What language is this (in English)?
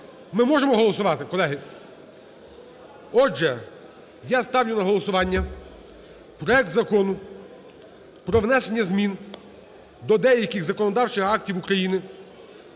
Ukrainian